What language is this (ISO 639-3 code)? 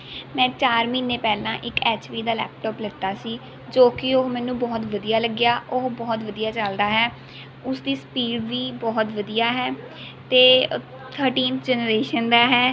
pan